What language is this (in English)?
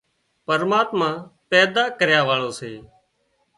Wadiyara Koli